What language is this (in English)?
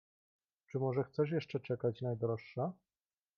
Polish